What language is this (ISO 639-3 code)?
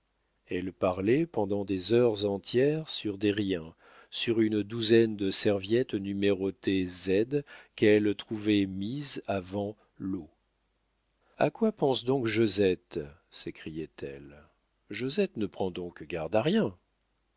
fra